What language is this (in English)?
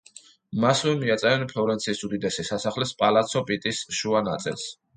Georgian